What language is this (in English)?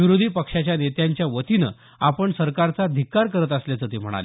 Marathi